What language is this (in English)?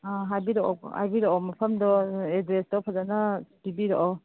Manipuri